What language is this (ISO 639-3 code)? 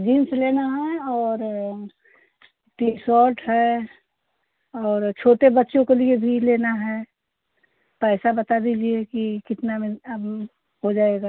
hin